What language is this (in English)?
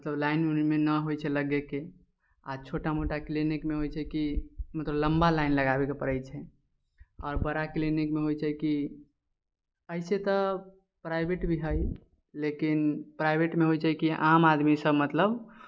Maithili